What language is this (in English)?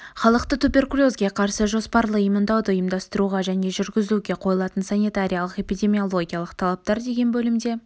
Kazakh